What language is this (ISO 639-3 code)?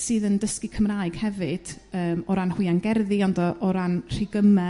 cym